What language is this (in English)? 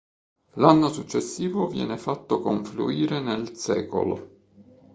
Italian